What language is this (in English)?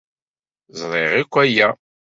Kabyle